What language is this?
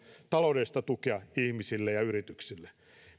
Finnish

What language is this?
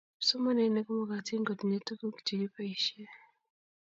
Kalenjin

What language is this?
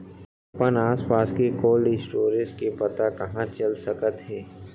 Chhattisgarhi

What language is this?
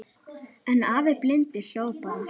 Icelandic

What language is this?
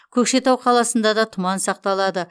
Kazakh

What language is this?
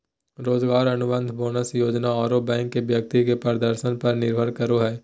Magahi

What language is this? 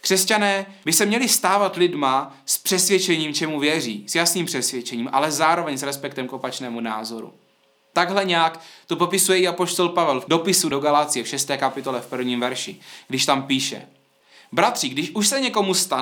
Czech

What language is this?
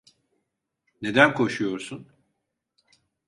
Turkish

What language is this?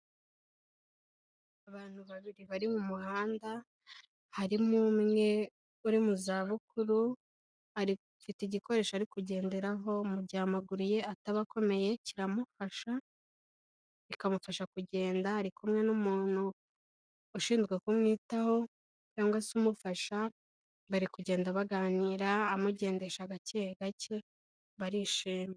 Kinyarwanda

